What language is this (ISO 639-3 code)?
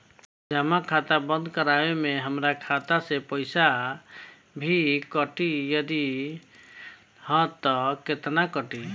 bho